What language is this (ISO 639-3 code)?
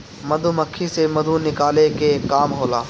bho